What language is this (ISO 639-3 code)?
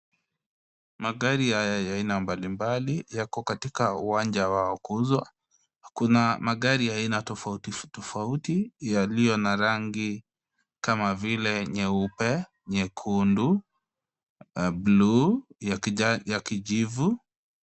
swa